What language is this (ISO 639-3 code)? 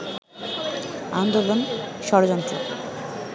ben